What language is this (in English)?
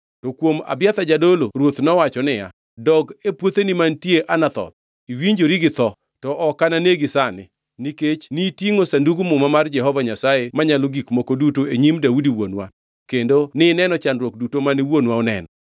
Luo (Kenya and Tanzania)